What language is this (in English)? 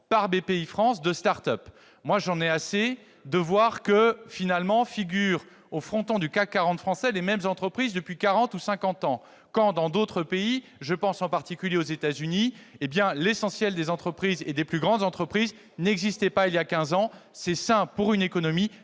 French